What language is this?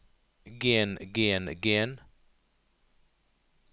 Norwegian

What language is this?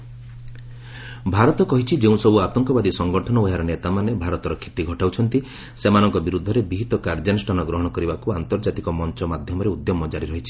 Odia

